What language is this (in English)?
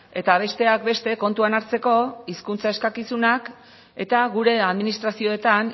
Basque